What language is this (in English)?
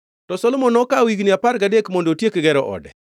Luo (Kenya and Tanzania)